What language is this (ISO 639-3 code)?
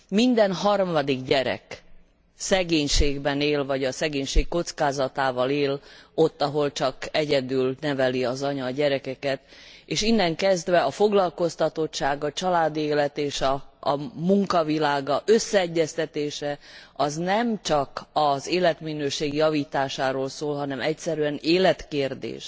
hun